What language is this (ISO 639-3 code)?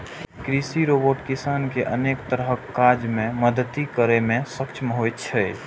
mai